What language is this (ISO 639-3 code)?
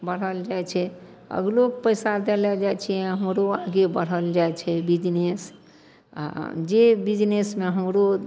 mai